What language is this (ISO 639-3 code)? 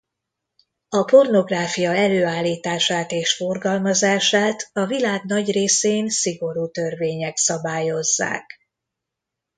hun